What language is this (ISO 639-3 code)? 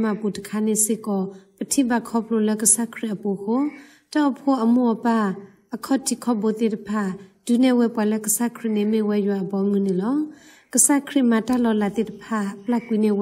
ara